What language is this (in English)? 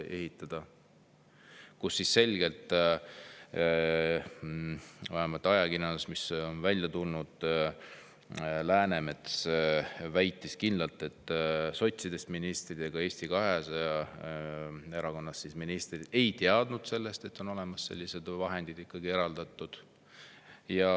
Estonian